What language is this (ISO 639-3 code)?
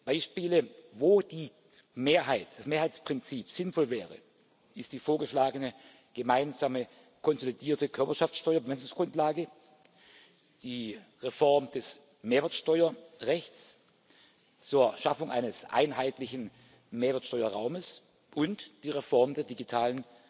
deu